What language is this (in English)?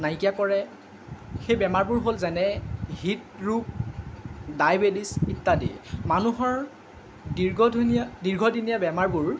Assamese